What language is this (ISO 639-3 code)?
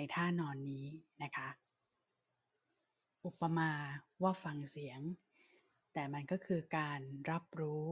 tha